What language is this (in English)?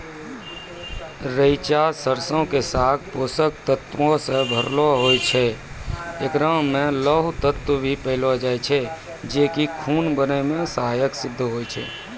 Maithili